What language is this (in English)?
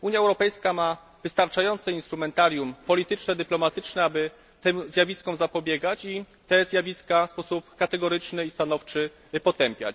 Polish